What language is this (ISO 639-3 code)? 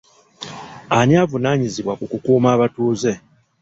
lug